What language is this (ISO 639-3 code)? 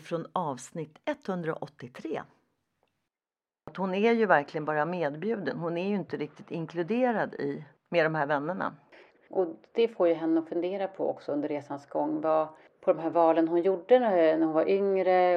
swe